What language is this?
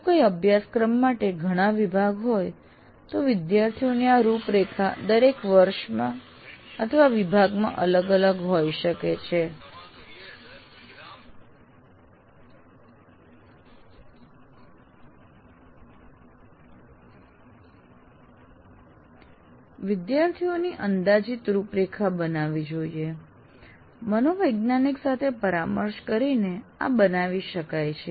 Gujarati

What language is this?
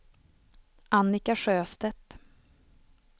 Swedish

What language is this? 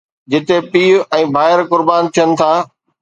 Sindhi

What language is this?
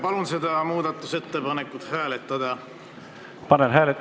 Estonian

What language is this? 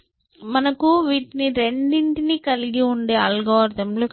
Telugu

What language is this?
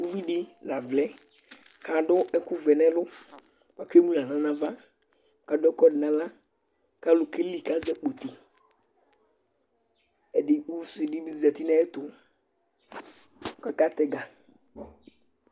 Ikposo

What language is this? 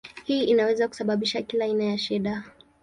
Swahili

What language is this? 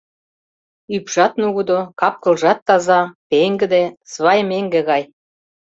Mari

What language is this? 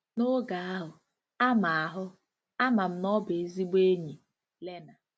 Igbo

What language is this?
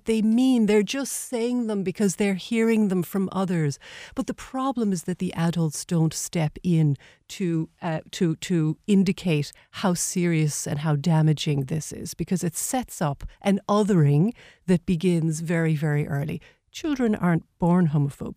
English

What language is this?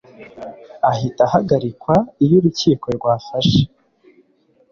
Kinyarwanda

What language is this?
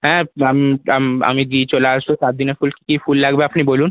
Bangla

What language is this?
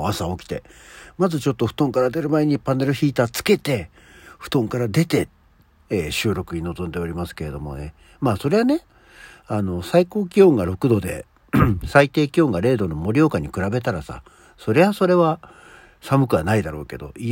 Japanese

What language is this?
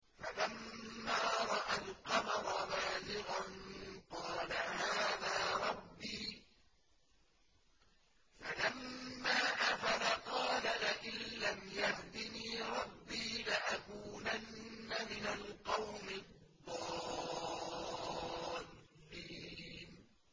Arabic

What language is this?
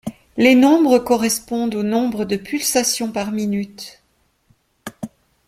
French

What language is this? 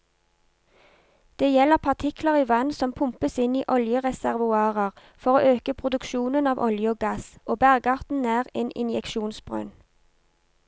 Norwegian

